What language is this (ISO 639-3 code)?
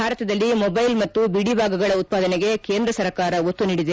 kan